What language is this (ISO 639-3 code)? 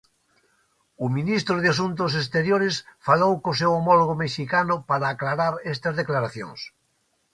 glg